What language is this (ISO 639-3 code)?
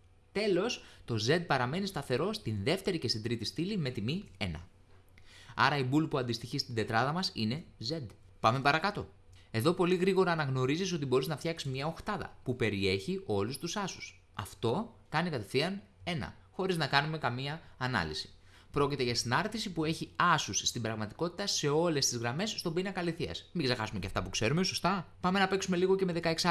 ell